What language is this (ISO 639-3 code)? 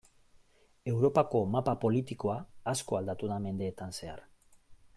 eus